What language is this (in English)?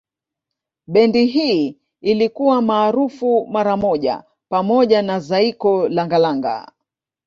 Swahili